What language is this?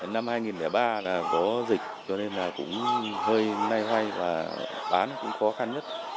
Vietnamese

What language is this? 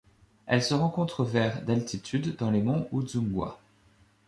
French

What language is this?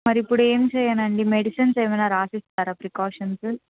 Telugu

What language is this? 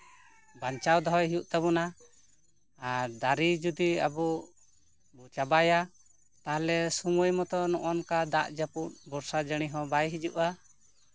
Santali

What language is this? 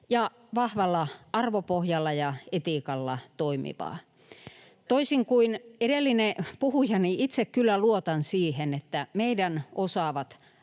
Finnish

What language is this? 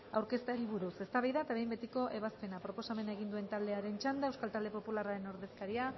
Basque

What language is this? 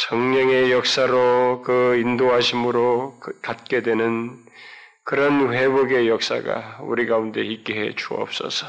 Korean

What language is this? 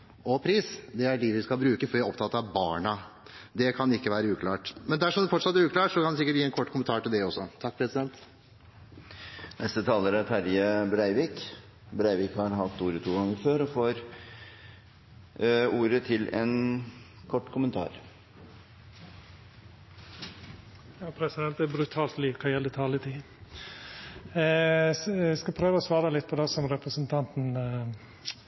Norwegian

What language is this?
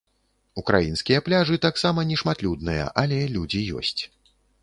Belarusian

